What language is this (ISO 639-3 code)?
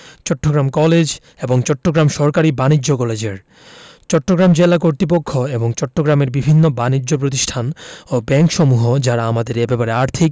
ben